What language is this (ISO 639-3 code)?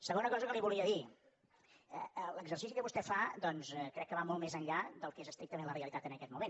cat